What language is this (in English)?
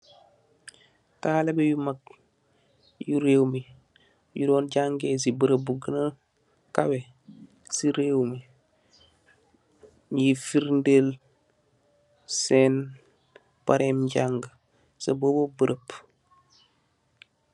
Wolof